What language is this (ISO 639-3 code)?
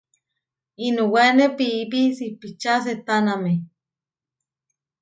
var